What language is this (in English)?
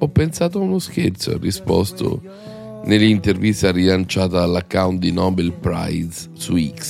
Italian